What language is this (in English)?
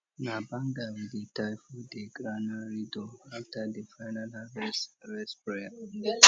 Nigerian Pidgin